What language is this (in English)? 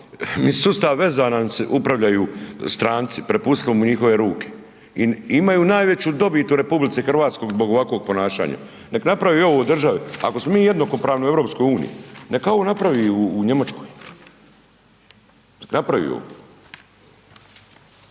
Croatian